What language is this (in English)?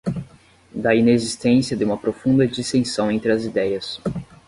Portuguese